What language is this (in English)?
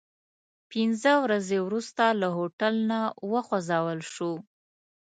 Pashto